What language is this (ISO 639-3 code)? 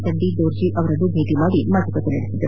kan